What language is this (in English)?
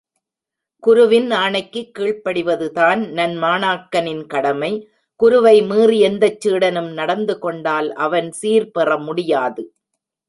Tamil